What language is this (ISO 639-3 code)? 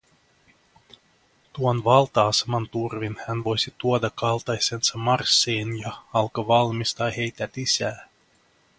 fin